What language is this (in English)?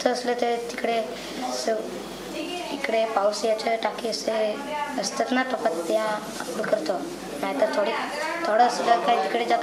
Hindi